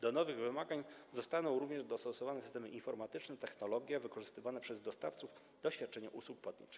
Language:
Polish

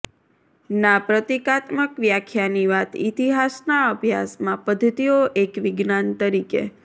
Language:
Gujarati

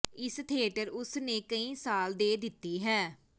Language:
Punjabi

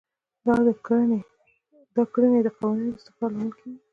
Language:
Pashto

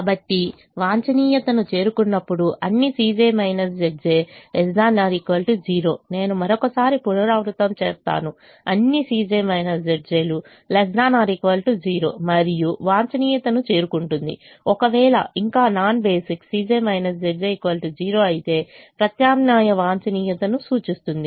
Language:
Telugu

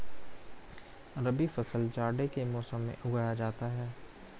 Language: Hindi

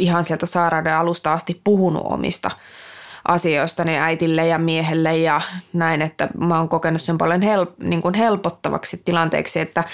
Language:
Finnish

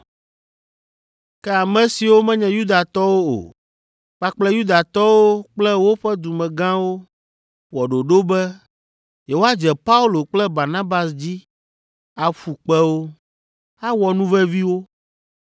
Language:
Ewe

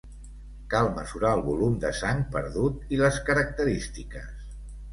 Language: Catalan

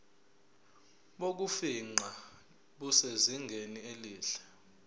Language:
Zulu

